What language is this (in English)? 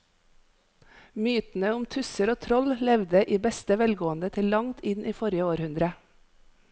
Norwegian